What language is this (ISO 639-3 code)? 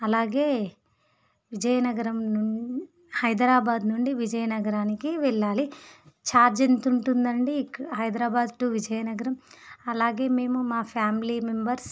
tel